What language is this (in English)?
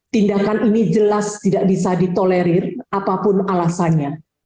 Indonesian